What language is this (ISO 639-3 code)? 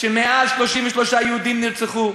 heb